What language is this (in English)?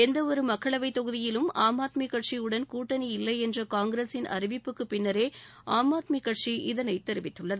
Tamil